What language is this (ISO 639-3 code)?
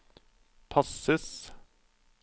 nor